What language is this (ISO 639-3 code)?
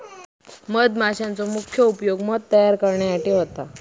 mar